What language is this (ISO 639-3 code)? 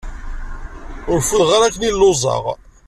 kab